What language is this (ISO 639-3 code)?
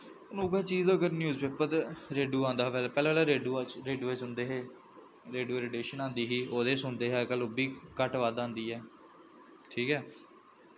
doi